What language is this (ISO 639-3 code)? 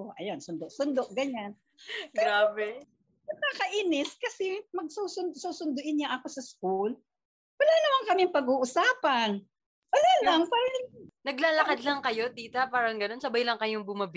fil